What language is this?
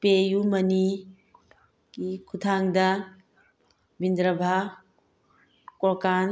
Manipuri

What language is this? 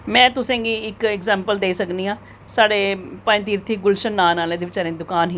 Dogri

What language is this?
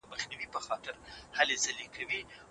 Pashto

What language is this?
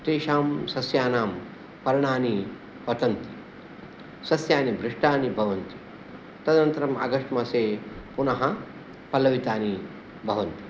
Sanskrit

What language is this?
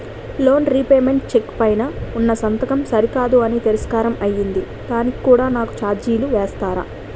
Telugu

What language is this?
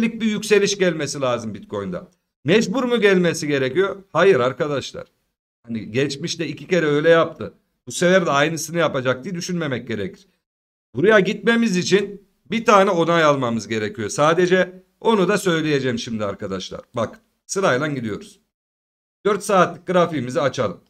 Turkish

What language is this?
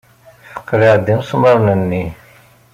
Kabyle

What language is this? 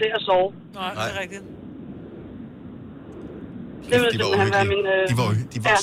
Danish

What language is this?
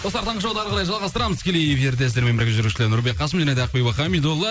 Kazakh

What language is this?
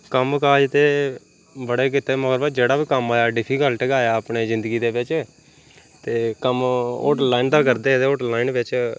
Dogri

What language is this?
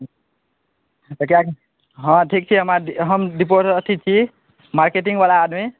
Maithili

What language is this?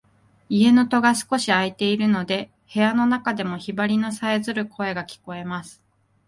Japanese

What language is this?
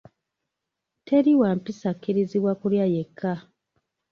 Ganda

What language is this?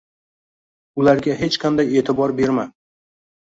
Uzbek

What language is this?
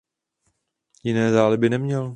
Czech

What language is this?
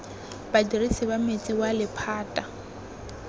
Tswana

